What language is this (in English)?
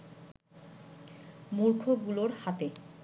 Bangla